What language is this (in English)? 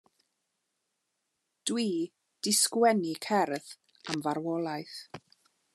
Welsh